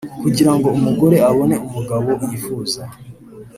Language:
Kinyarwanda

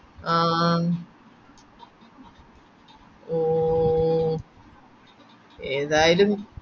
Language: Malayalam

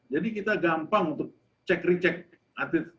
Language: Indonesian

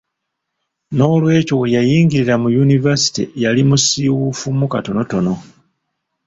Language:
Ganda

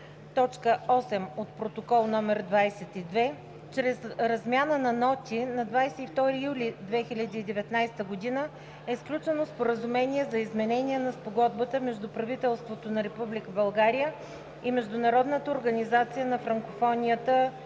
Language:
Bulgarian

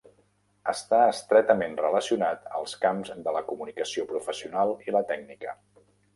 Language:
Catalan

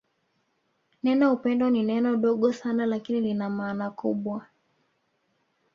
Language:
Swahili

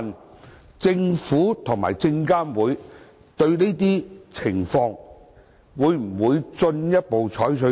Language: Cantonese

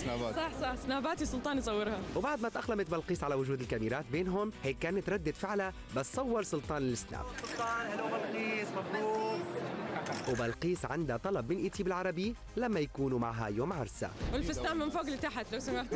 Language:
Arabic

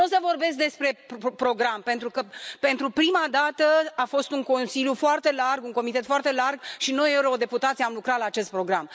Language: Romanian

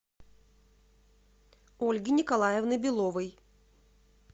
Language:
Russian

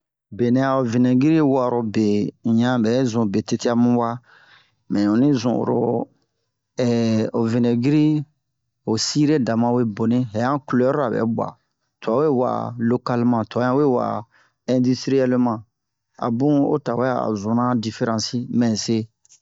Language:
Bomu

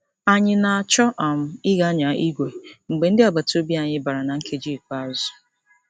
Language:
Igbo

